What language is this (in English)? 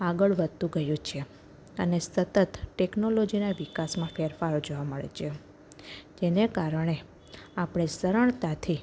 Gujarati